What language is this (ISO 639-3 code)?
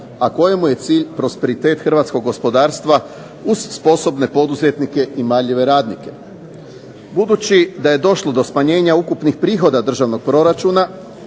hrv